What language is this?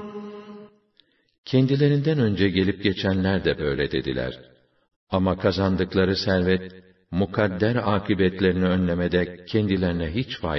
Turkish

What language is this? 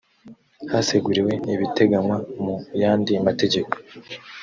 Kinyarwanda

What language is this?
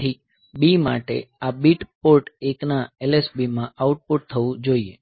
Gujarati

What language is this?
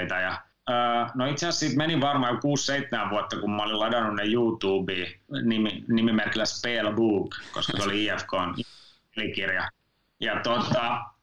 Finnish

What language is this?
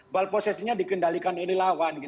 Indonesian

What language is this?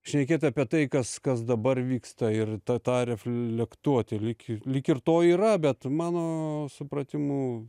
Lithuanian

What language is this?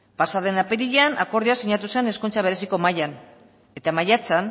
Basque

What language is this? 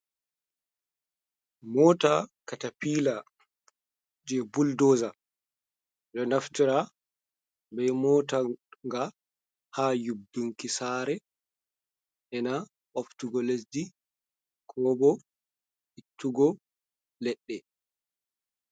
Fula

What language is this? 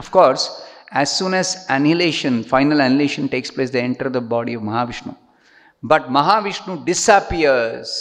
English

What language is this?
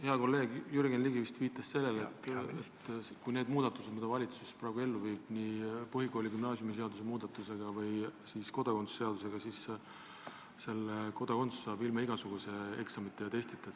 Estonian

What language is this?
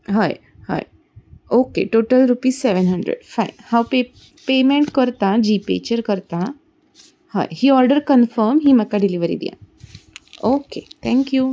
Konkani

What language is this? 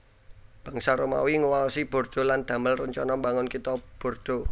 Javanese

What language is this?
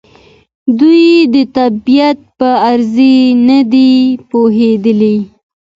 Pashto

